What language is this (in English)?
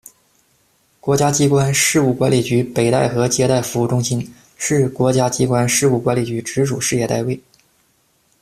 Chinese